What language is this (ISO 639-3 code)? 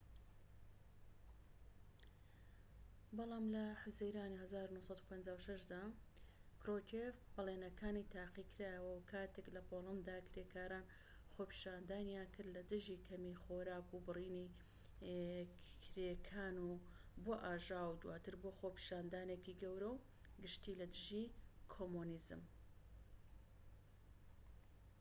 ckb